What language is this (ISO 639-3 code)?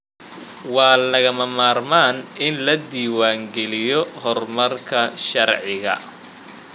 som